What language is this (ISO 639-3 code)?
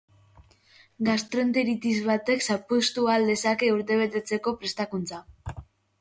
eus